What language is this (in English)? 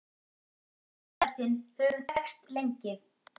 Icelandic